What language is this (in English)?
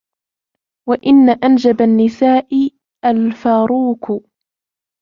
Arabic